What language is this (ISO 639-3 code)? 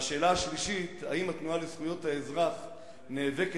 heb